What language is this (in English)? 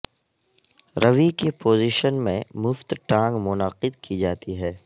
Urdu